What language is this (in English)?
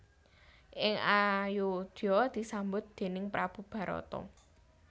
Javanese